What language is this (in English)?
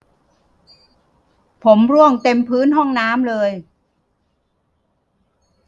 Thai